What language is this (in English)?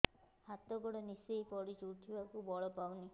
Odia